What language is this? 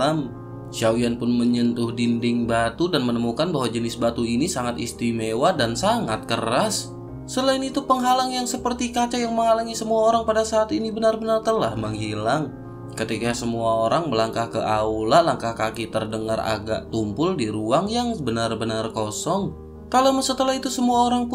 Indonesian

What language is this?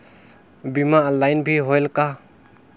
Chhattisgarhi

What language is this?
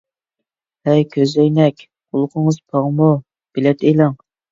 Uyghur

